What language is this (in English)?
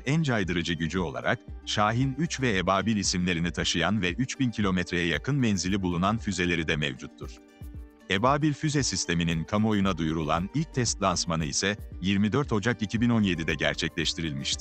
Turkish